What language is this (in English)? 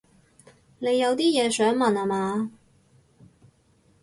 Cantonese